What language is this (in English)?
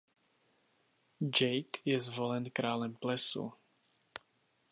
Czech